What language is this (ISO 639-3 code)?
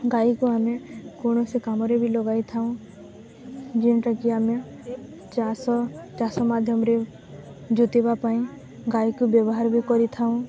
ori